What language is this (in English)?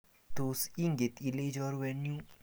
Kalenjin